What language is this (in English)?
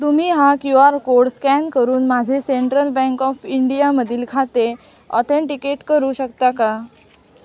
Marathi